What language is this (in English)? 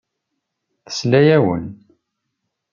Kabyle